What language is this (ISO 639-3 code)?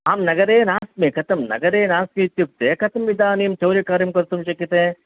san